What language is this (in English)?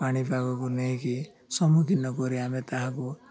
Odia